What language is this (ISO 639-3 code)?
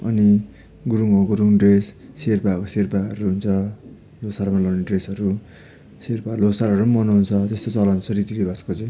nep